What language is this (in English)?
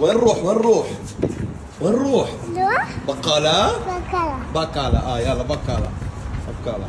Arabic